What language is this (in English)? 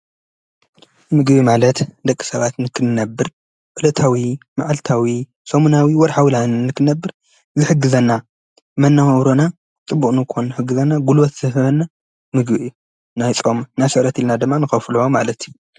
Tigrinya